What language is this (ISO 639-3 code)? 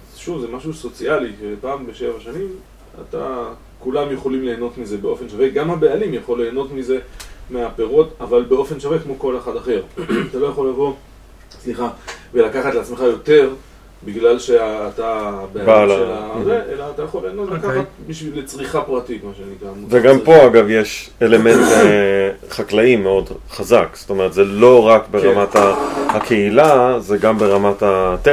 heb